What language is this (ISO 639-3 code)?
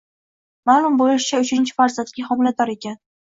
uzb